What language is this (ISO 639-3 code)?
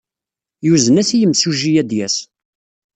kab